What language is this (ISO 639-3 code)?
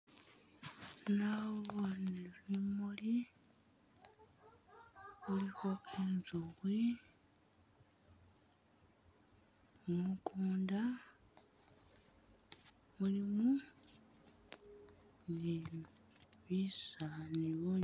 myx